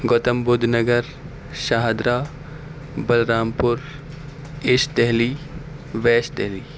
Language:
Urdu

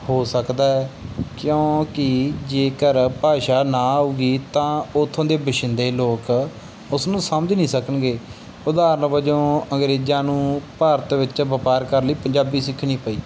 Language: Punjabi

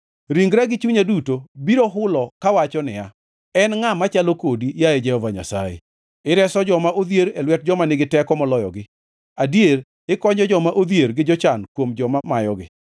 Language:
Luo (Kenya and Tanzania)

